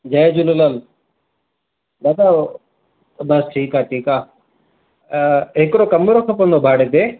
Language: Sindhi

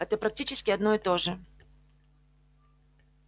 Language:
Russian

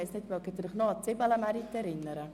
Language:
Swiss German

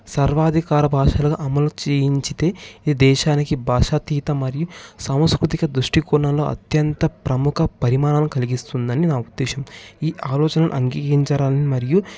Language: Telugu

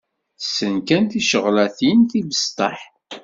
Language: Kabyle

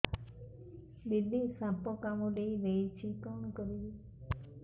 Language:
Odia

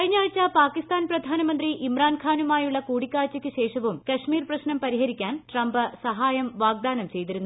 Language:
Malayalam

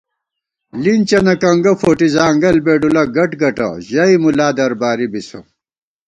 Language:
Gawar-Bati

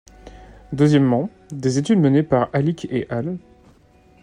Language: French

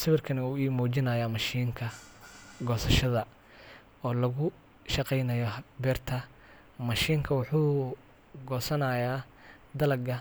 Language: Somali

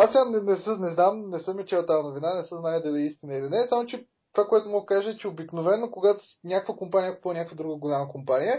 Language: Bulgarian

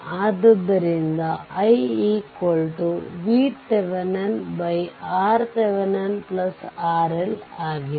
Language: Kannada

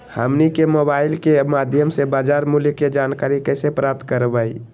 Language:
Magahi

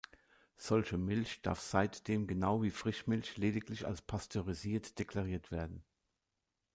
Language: German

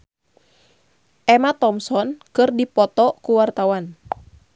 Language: Sundanese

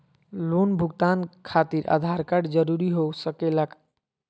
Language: Magahi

